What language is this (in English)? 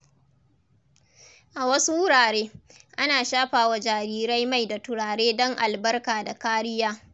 Hausa